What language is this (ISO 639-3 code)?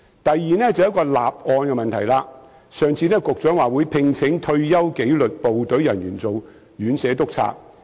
yue